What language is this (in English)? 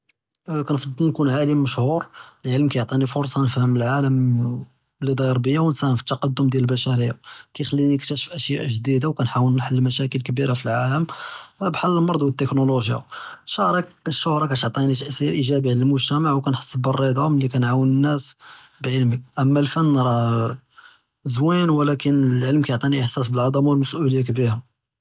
Judeo-Arabic